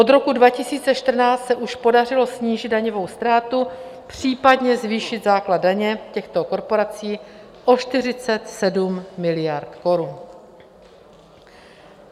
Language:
Czech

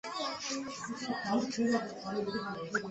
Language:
Chinese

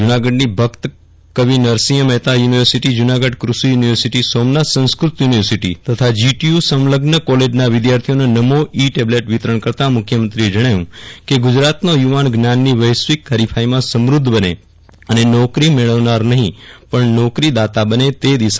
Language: Gujarati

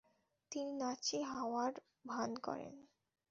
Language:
Bangla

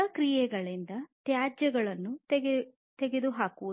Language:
Kannada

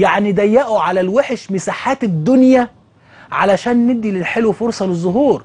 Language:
Arabic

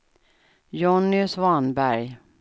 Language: Swedish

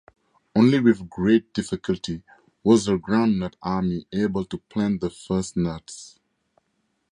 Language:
English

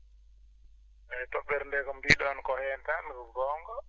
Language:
Fula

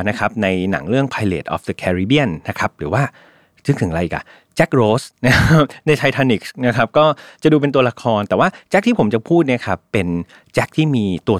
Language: Thai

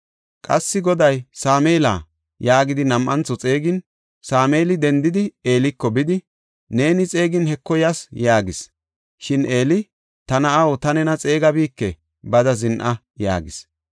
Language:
Gofa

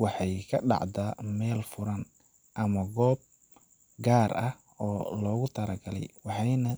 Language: Somali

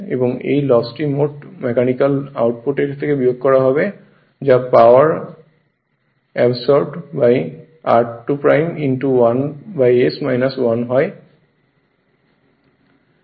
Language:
Bangla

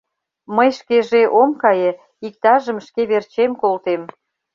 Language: Mari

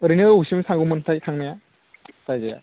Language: Bodo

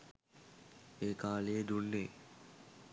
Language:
Sinhala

